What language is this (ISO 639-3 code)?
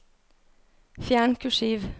nor